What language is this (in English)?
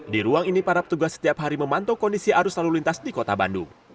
Indonesian